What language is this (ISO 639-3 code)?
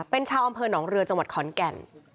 tha